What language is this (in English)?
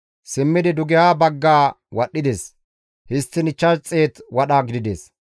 Gamo